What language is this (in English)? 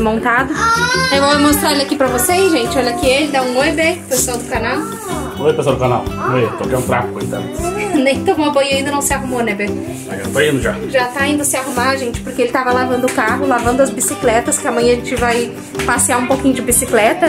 Portuguese